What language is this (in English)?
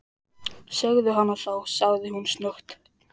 Icelandic